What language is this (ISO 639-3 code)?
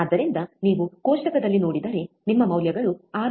kan